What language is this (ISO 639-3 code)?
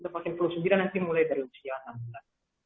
ind